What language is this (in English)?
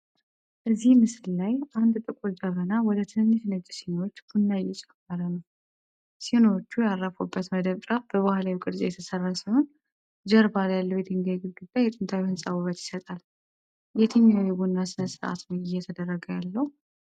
Amharic